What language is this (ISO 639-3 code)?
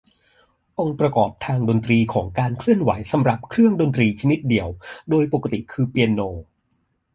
tha